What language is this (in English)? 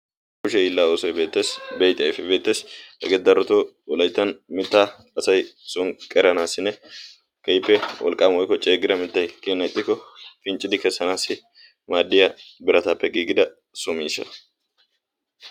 Wolaytta